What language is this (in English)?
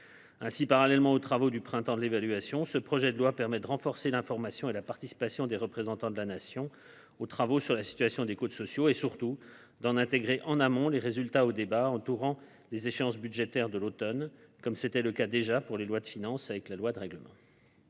French